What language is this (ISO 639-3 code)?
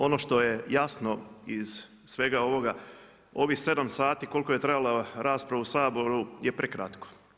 hrv